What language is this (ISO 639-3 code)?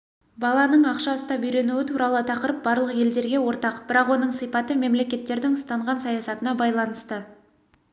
kaz